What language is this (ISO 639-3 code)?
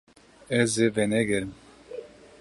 kur